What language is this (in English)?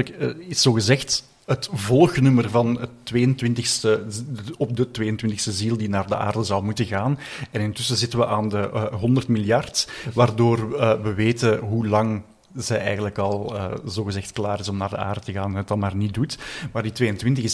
Dutch